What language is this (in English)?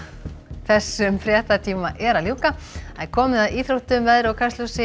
Icelandic